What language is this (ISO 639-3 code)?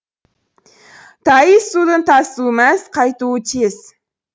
kaz